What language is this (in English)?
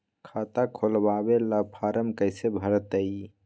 Magahi